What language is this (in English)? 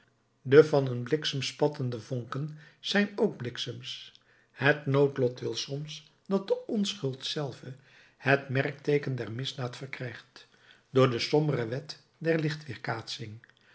Dutch